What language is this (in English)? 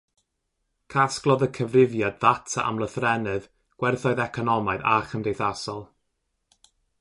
Welsh